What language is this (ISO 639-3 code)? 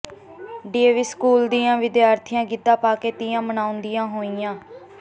pan